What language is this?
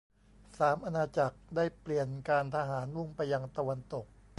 Thai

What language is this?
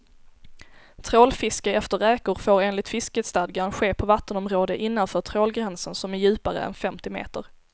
Swedish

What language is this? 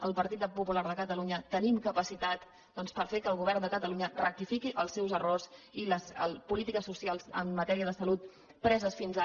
Catalan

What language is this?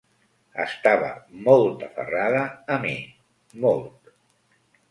Catalan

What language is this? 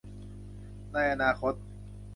Thai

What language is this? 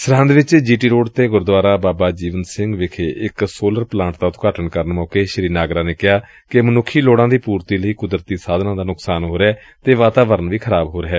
Punjabi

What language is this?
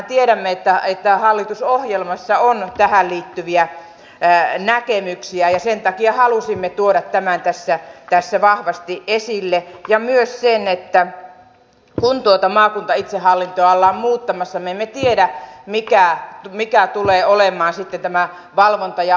Finnish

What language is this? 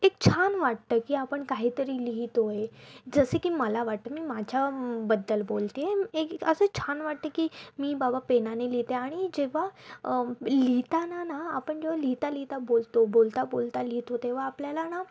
Marathi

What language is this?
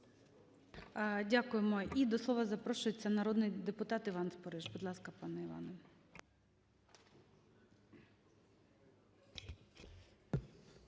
Ukrainian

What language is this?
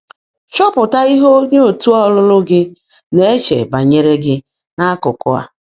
Igbo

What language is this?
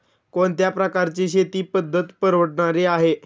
Marathi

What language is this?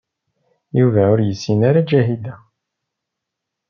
Kabyle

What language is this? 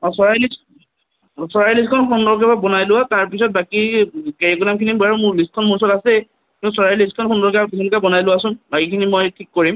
Assamese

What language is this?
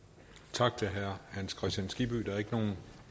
Danish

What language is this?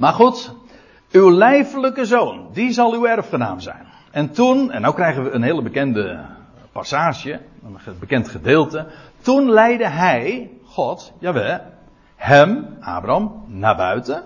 Dutch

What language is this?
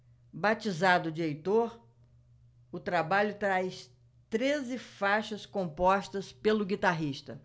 Portuguese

